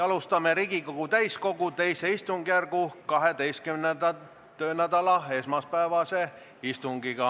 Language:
Estonian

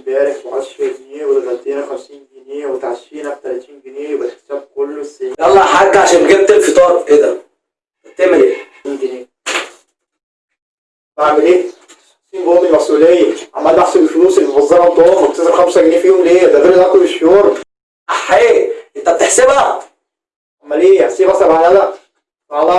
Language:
Arabic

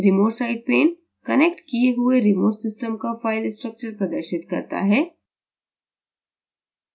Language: Hindi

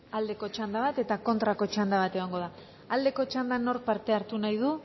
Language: Basque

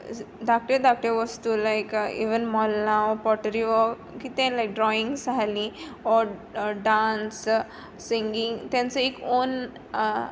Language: Konkani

